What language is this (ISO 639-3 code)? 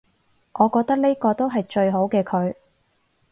yue